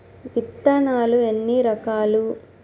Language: Telugu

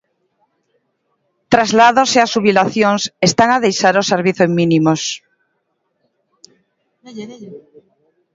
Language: Galician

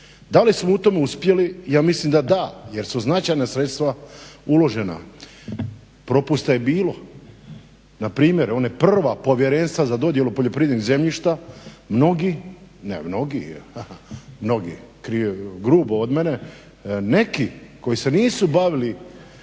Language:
Croatian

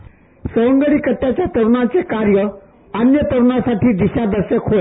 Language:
Marathi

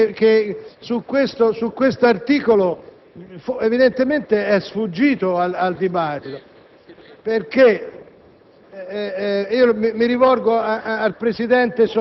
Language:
Italian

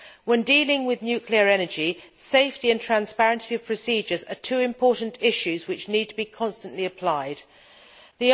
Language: English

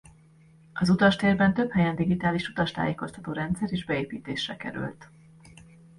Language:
Hungarian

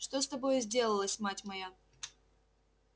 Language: Russian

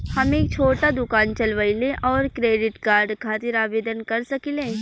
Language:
Bhojpuri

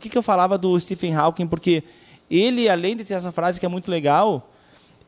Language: Portuguese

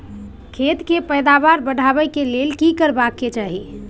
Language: Maithili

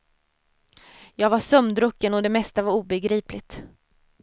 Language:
Swedish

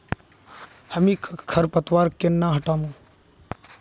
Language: Magahi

